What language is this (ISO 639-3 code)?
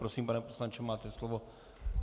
ces